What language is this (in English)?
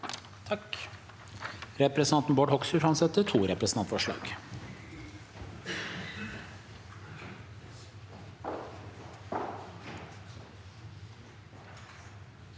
Norwegian